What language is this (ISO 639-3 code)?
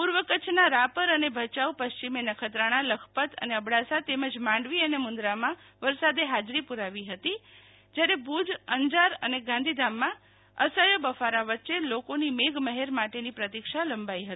guj